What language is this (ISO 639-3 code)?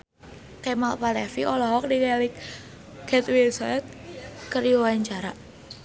sun